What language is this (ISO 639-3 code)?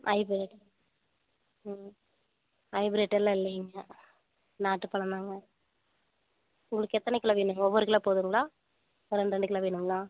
tam